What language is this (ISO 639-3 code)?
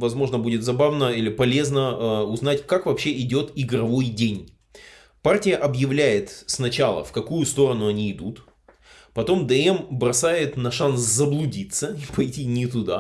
rus